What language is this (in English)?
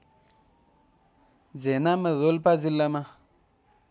Nepali